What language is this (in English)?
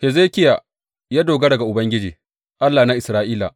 Hausa